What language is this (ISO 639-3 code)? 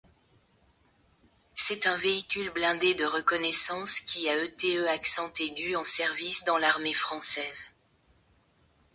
fra